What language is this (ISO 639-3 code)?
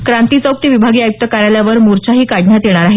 mar